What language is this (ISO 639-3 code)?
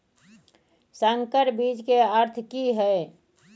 mai